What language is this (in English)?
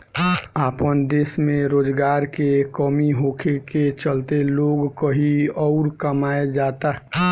Bhojpuri